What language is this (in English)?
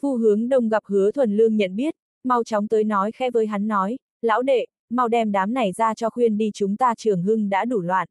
Vietnamese